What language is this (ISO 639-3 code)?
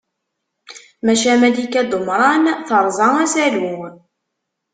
kab